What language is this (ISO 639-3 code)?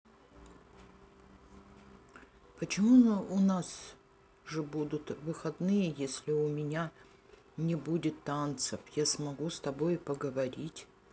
rus